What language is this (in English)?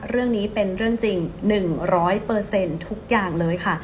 Thai